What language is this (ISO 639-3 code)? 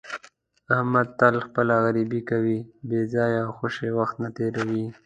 pus